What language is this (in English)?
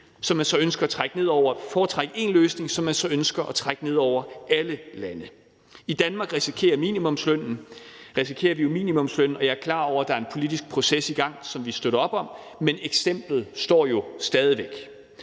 Danish